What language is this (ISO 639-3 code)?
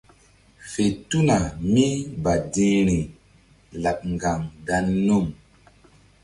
mdd